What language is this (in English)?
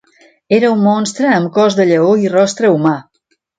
Catalan